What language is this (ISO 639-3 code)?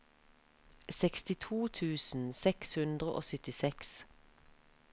nor